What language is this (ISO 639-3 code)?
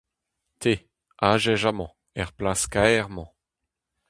bre